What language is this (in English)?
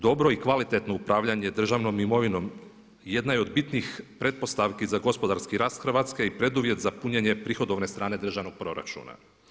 Croatian